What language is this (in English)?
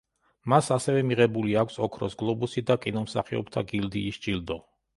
Georgian